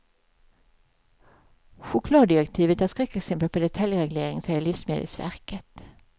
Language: Swedish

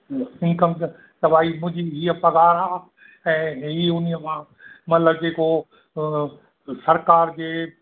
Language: Sindhi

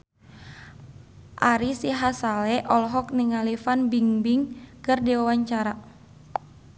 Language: Sundanese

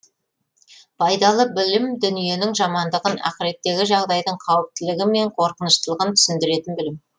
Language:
Kazakh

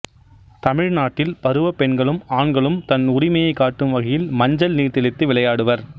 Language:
Tamil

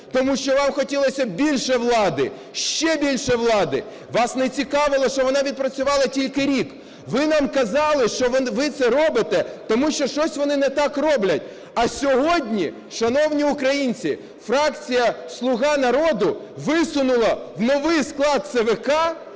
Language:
Ukrainian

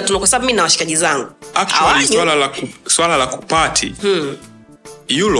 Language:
Swahili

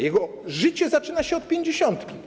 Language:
Polish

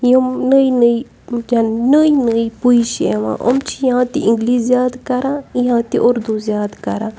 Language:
Kashmiri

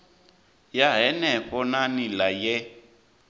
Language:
Venda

